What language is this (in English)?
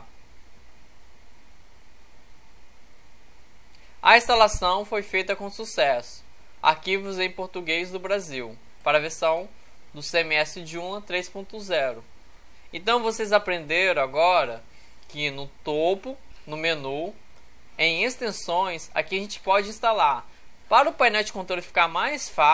Portuguese